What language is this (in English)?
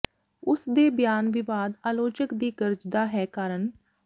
Punjabi